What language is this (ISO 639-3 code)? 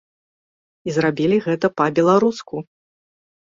bel